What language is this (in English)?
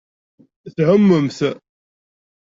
Kabyle